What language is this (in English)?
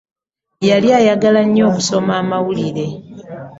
Ganda